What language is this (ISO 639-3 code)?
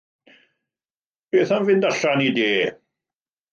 cym